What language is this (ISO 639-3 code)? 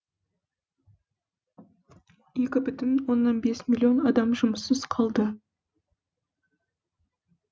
kaz